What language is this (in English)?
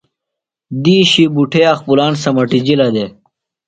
Phalura